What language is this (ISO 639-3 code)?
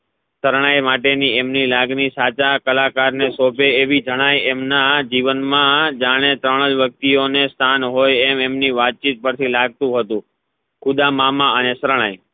guj